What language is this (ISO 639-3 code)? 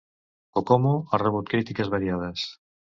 cat